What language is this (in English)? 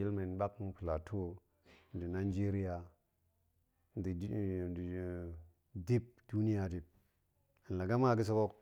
Goemai